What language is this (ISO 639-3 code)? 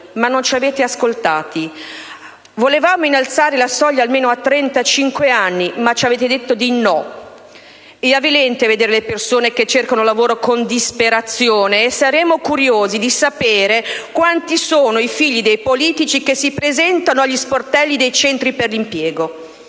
ita